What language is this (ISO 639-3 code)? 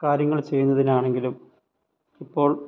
mal